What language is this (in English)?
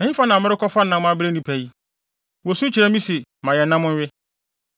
Akan